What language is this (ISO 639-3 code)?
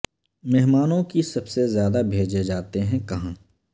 urd